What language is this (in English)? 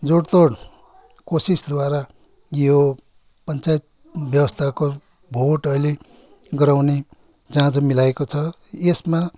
Nepali